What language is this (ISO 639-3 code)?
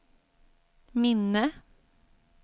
swe